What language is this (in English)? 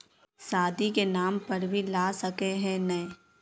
Magahi